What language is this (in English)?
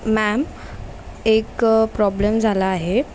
Marathi